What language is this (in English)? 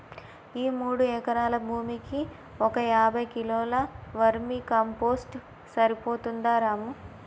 Telugu